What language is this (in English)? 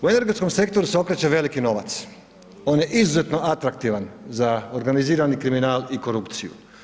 Croatian